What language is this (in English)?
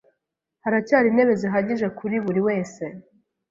Kinyarwanda